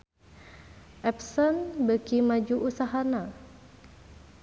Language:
Sundanese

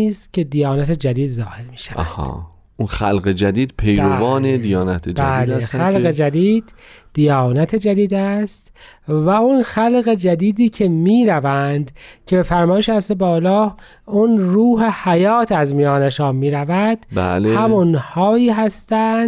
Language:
Persian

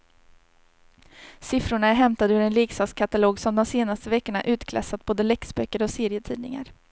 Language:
Swedish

